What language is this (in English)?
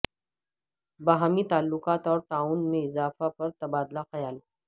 Urdu